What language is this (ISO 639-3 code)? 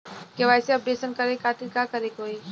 bho